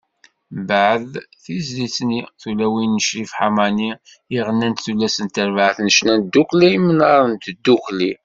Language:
Kabyle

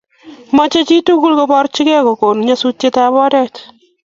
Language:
Kalenjin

